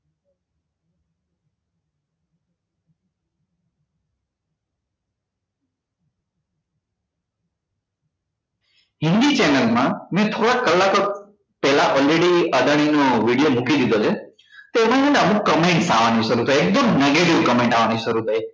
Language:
Gujarati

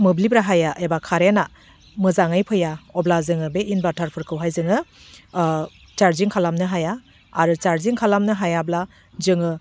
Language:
Bodo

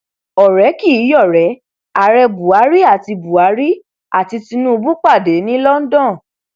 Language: Yoruba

